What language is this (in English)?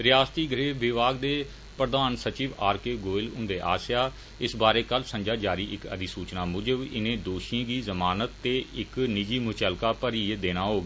Dogri